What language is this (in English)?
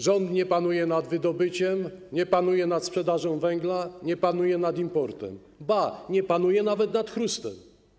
Polish